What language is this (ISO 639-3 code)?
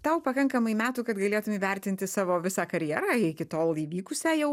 lit